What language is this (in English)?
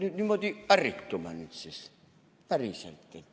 Estonian